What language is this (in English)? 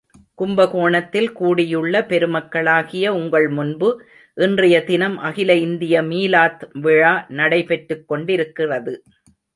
Tamil